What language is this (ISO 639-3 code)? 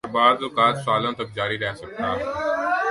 urd